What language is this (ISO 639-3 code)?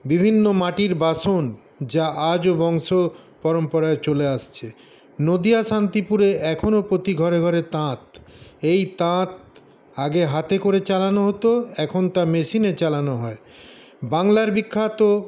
ben